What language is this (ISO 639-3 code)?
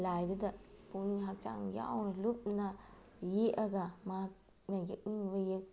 mni